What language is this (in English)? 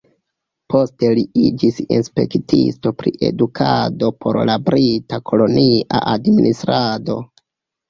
Esperanto